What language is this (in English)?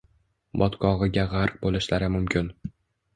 Uzbek